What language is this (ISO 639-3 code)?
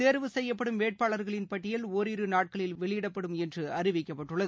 tam